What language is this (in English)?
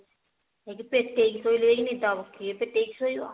Odia